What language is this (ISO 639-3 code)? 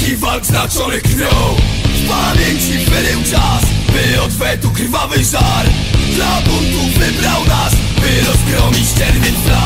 pol